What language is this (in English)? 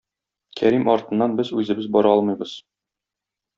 Tatar